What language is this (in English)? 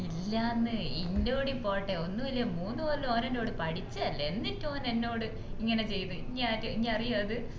Malayalam